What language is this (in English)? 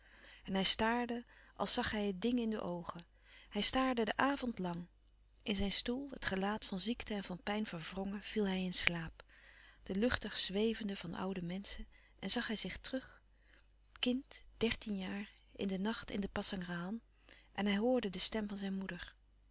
Dutch